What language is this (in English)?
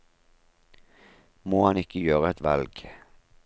Norwegian